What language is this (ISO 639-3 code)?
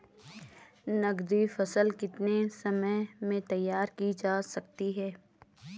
hin